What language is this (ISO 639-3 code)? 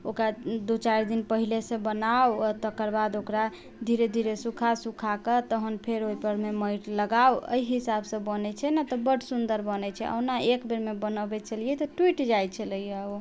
mai